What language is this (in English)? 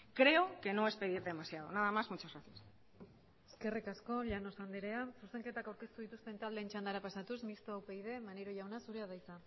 Basque